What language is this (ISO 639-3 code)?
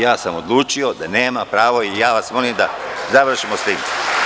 srp